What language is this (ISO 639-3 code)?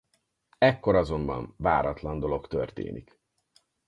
hun